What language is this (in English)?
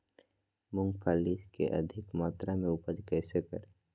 Magahi